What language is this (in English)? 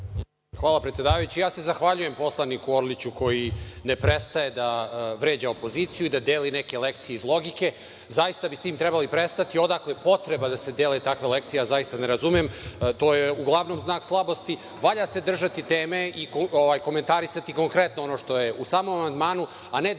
Serbian